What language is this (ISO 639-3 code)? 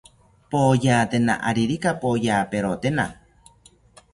cpy